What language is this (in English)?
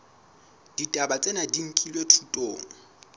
Southern Sotho